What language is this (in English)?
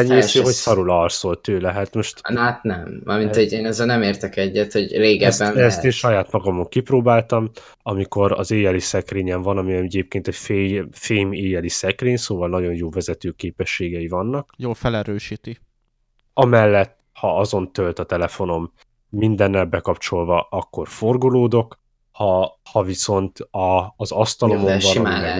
Hungarian